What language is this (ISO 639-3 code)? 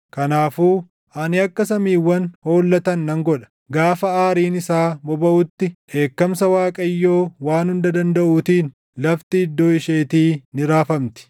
orm